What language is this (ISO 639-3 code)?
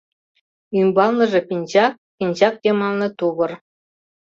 chm